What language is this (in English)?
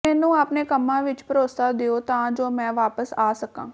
Punjabi